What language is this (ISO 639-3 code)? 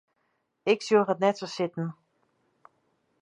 fry